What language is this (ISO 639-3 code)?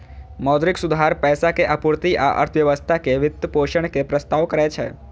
mai